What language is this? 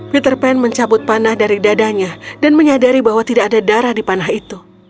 Indonesian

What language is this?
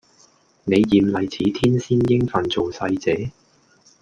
Cantonese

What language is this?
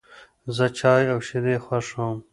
Pashto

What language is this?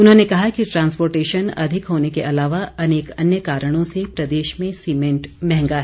Hindi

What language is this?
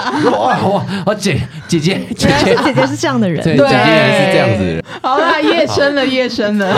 Chinese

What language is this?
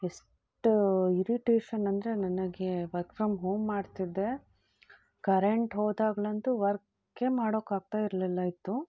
Kannada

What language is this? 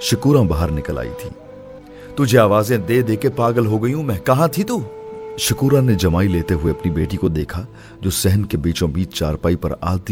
Urdu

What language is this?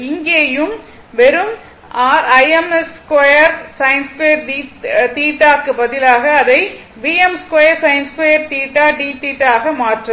Tamil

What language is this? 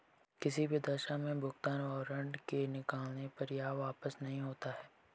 Hindi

